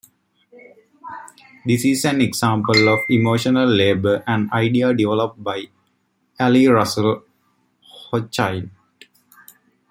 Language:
English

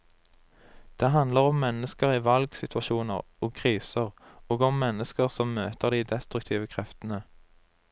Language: Norwegian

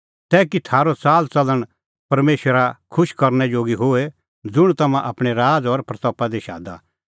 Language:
Kullu Pahari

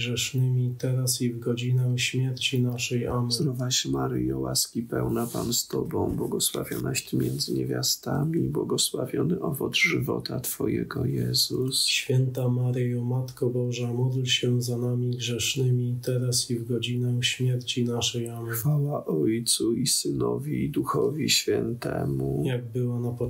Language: Polish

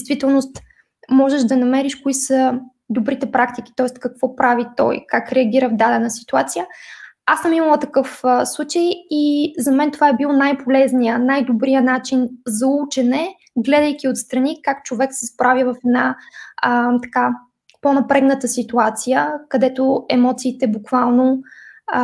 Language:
Bulgarian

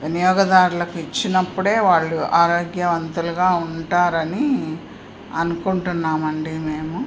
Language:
Telugu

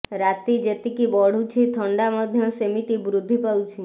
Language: Odia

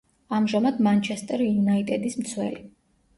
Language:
Georgian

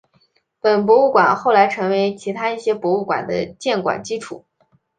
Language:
Chinese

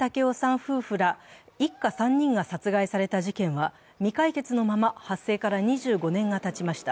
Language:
Japanese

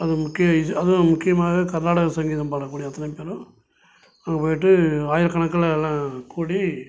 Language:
Tamil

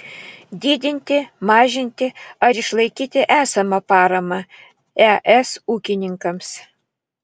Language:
Lithuanian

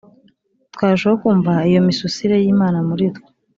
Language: Kinyarwanda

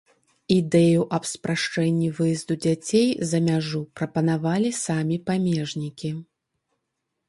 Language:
Belarusian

